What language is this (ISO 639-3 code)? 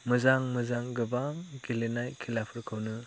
brx